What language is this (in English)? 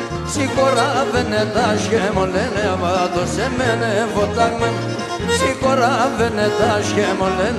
Greek